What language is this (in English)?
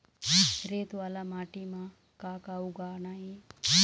Chhattisgarhi